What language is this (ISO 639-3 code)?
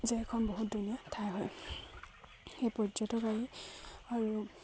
asm